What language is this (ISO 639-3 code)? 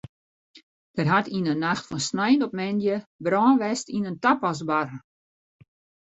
fry